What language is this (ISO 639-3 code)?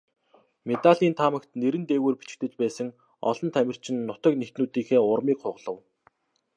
mon